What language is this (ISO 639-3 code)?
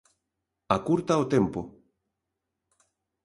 glg